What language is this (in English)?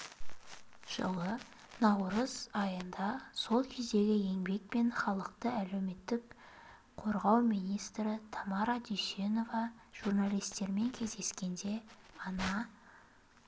Kazakh